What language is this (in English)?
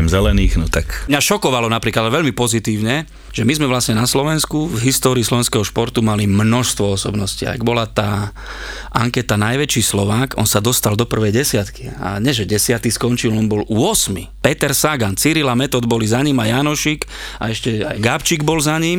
Slovak